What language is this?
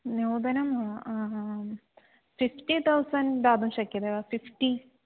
Sanskrit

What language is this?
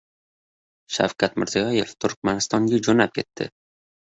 Uzbek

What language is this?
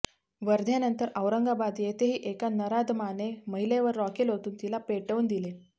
Marathi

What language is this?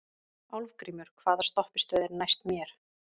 Icelandic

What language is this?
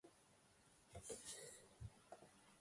Polish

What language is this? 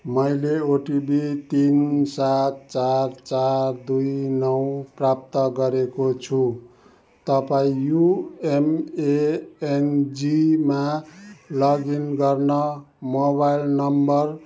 Nepali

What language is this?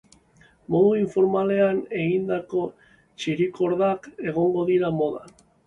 Basque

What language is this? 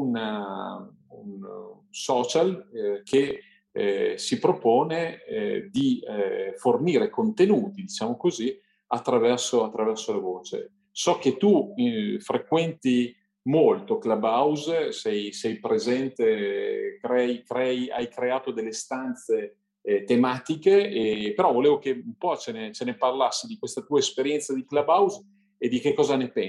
Italian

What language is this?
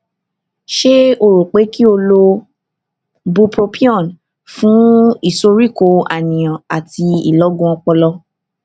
Yoruba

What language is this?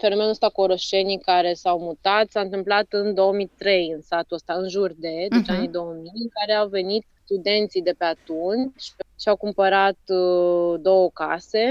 Romanian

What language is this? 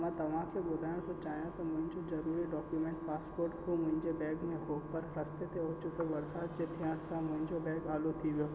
Sindhi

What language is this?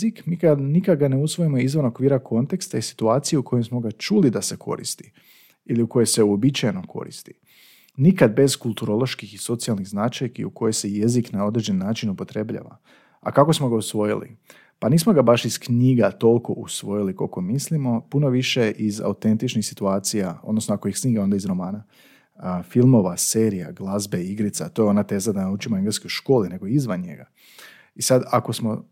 Croatian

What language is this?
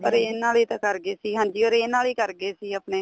Punjabi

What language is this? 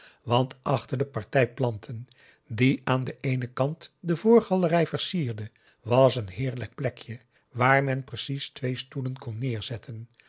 Dutch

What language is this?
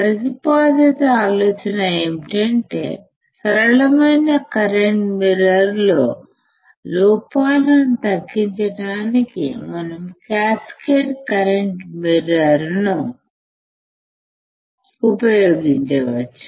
Telugu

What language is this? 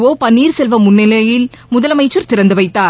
Tamil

